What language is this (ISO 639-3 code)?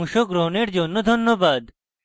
ben